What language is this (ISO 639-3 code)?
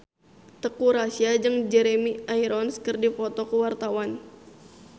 sun